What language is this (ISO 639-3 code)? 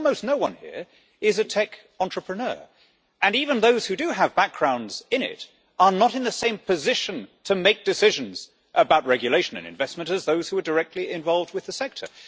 eng